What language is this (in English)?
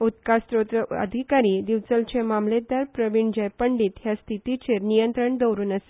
Konkani